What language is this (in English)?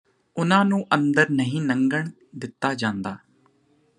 Punjabi